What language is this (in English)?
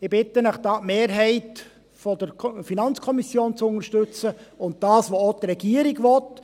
Swiss German